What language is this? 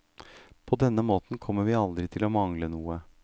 Norwegian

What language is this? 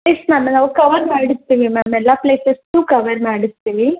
Kannada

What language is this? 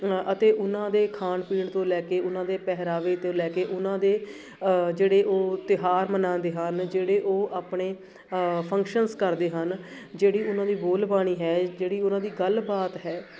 Punjabi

